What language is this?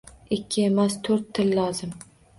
Uzbek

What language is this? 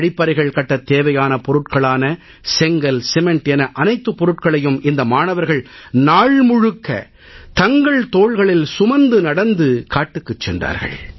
Tamil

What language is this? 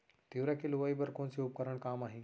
Chhattisgarhi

